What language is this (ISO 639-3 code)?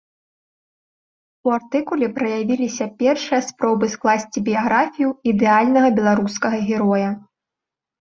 bel